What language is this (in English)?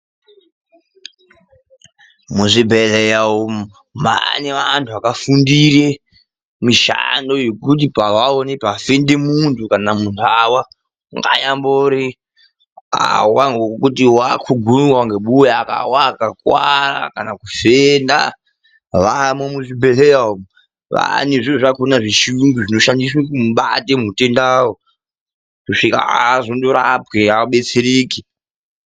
Ndau